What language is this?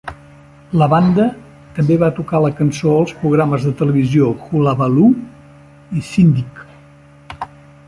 Catalan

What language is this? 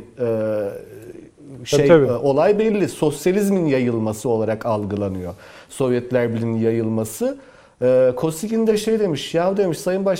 Turkish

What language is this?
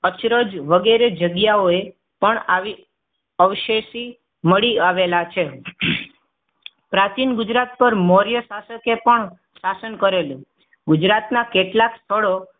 Gujarati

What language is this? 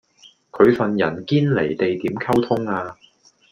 Cantonese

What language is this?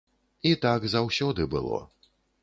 Belarusian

